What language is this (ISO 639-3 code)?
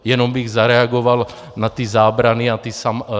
ces